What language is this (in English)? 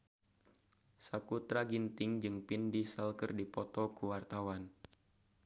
Sundanese